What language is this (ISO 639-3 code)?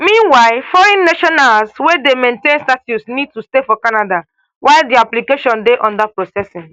pcm